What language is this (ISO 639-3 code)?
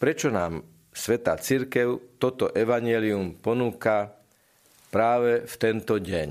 slk